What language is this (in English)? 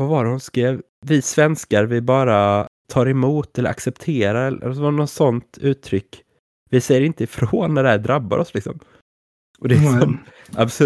Swedish